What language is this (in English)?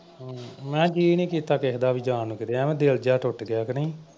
Punjabi